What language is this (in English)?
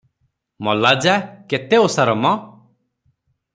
Odia